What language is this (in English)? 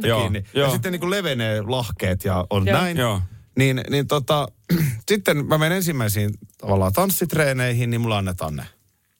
Finnish